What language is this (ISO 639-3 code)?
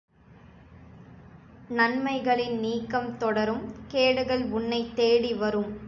tam